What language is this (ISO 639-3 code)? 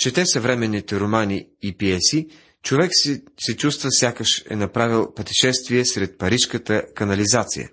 bul